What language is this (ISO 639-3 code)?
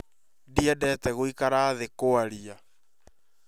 kik